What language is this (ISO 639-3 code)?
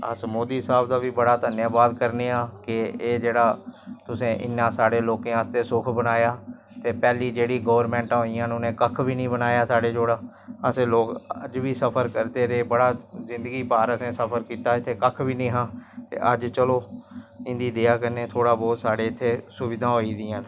doi